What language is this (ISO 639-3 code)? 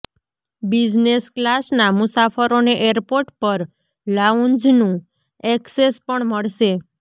guj